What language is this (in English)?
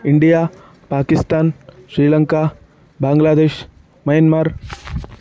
Sanskrit